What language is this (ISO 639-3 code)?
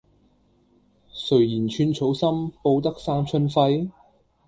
yue